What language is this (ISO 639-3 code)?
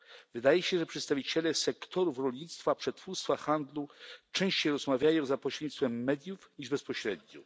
pol